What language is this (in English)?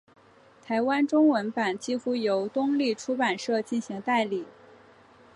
Chinese